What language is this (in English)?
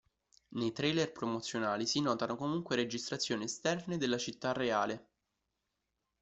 Italian